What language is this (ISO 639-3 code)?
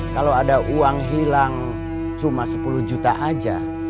ind